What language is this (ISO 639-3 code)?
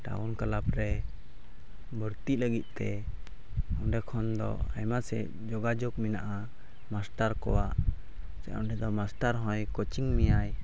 sat